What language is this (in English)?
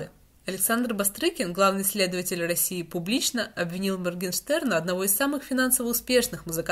Russian